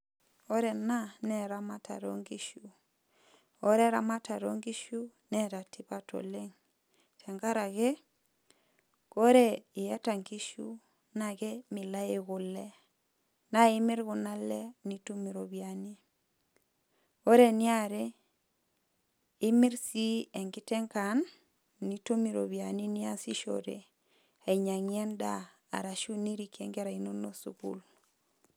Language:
Masai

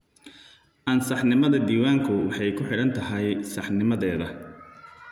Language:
Somali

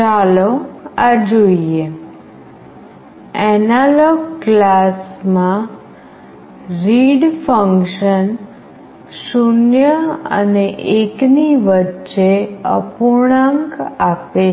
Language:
Gujarati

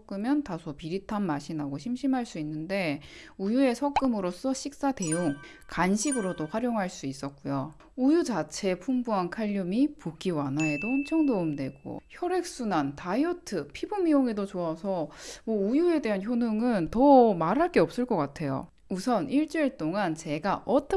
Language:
Korean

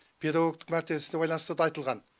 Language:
Kazakh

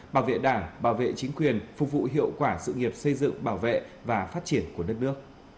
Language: Vietnamese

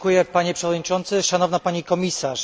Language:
Polish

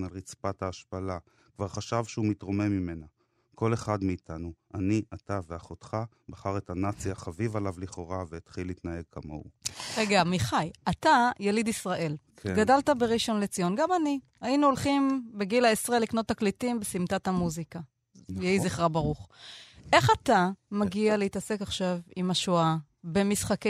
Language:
Hebrew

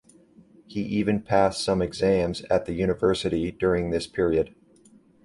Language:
English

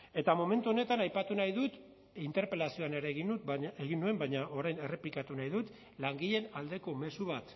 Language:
Basque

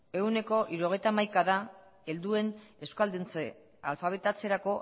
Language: Basque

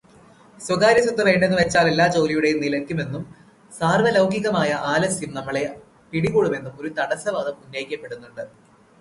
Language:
Malayalam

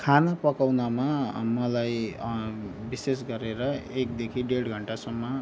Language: Nepali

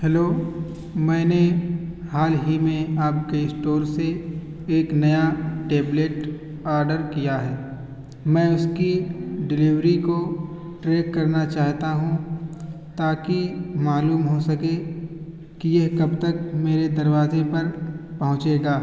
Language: Urdu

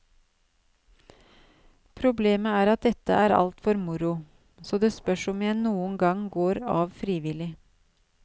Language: Norwegian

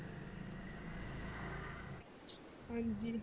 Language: Punjabi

